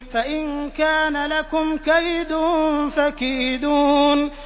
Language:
Arabic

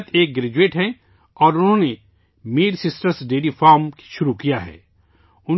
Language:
Urdu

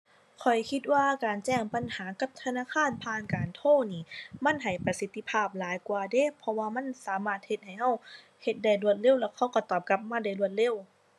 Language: Thai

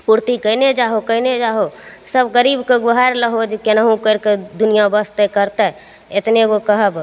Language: Maithili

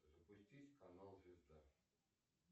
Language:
Russian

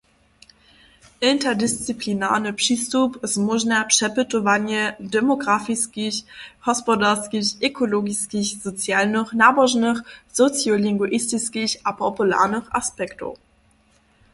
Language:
Upper Sorbian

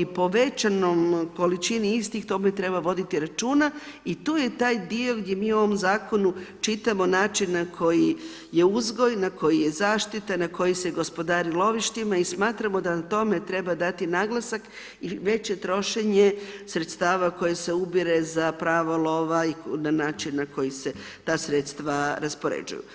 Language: Croatian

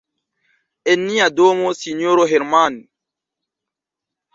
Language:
Esperanto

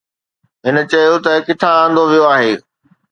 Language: Sindhi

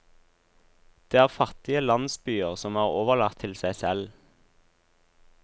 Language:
Norwegian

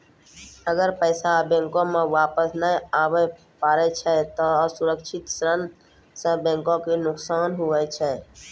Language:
Maithili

